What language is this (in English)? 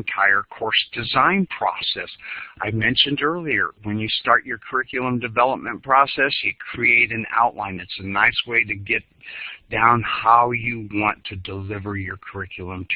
English